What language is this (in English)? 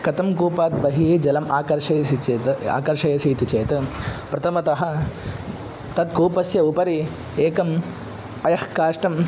Sanskrit